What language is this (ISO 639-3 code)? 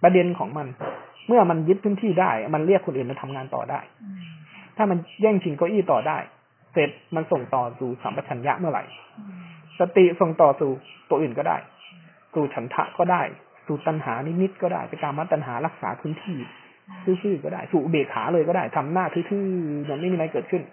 tha